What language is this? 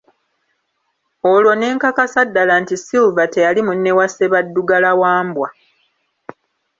Ganda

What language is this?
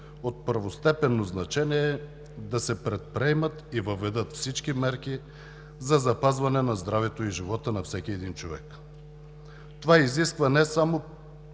Bulgarian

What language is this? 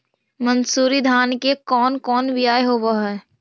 Magahi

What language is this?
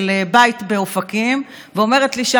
Hebrew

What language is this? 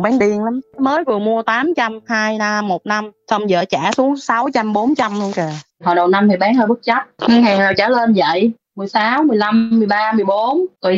Vietnamese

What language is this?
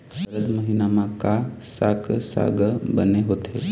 Chhattisgarhi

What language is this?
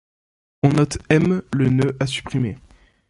French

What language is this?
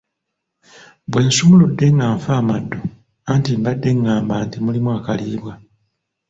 Ganda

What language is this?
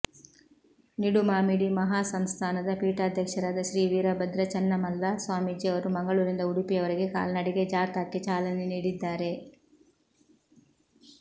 Kannada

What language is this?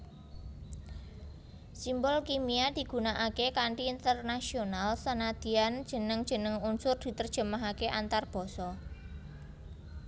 Javanese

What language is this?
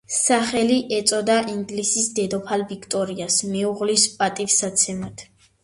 Georgian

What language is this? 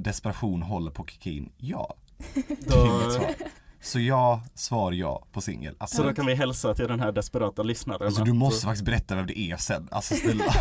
Swedish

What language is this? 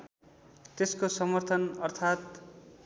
Nepali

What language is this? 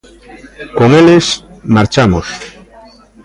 Galician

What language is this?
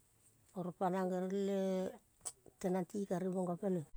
Kol (Papua New Guinea)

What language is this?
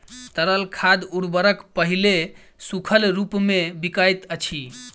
Maithili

